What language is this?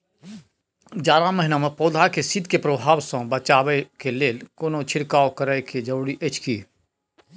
Maithili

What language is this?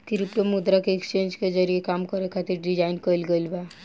Bhojpuri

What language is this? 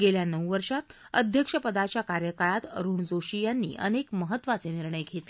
Marathi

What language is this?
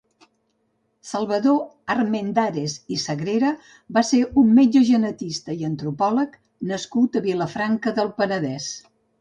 Catalan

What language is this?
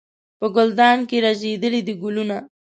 Pashto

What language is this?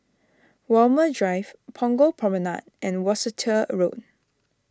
English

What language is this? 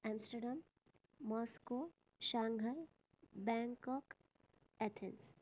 Sanskrit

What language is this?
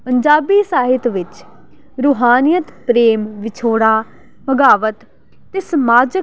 Punjabi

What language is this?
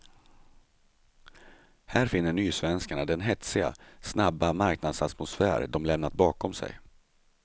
Swedish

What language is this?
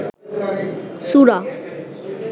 Bangla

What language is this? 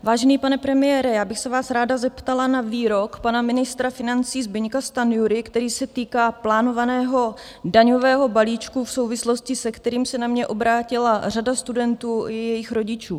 Czech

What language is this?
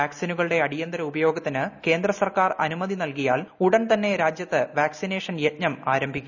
Malayalam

